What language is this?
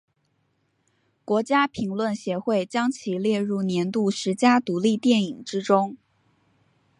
Chinese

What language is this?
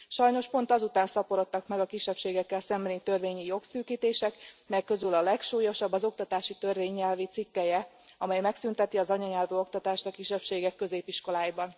Hungarian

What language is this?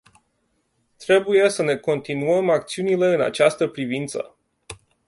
Romanian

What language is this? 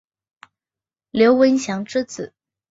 Chinese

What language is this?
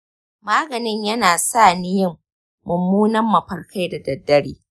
Hausa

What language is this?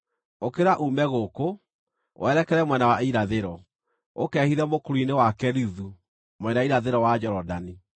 Kikuyu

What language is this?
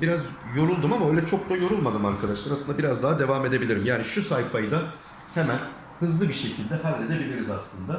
Turkish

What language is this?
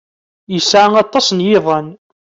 Kabyle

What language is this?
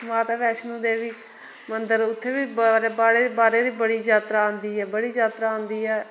Dogri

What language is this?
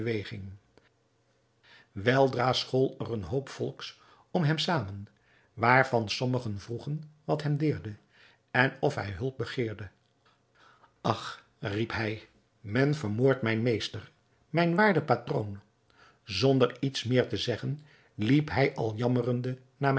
Dutch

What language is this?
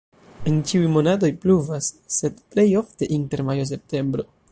Esperanto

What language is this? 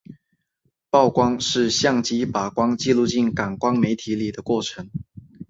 Chinese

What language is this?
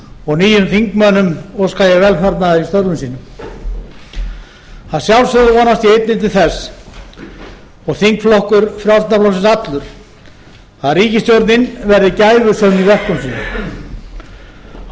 Icelandic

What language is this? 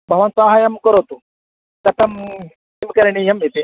Sanskrit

